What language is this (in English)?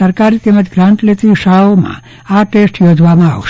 Gujarati